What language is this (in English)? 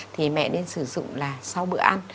Vietnamese